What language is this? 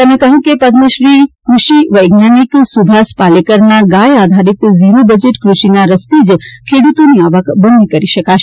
Gujarati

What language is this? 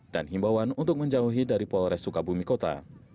Indonesian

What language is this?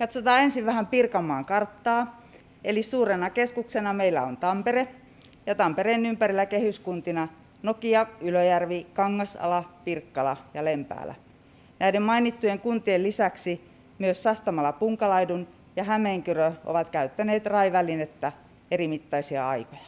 Finnish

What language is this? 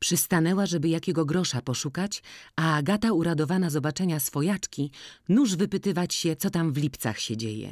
Polish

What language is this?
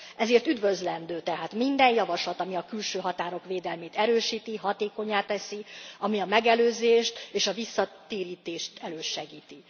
Hungarian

